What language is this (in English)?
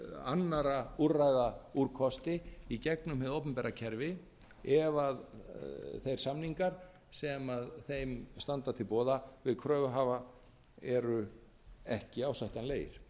Icelandic